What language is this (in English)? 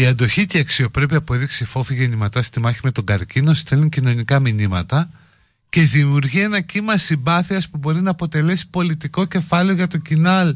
Greek